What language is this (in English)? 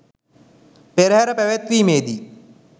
Sinhala